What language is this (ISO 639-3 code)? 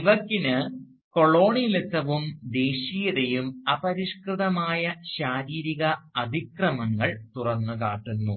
mal